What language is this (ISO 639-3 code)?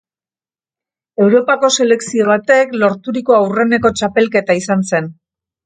eus